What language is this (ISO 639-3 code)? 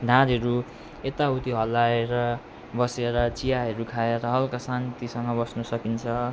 nep